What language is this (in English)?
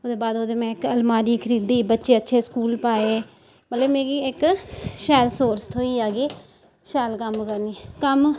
Dogri